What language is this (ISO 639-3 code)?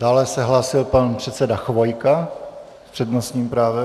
ces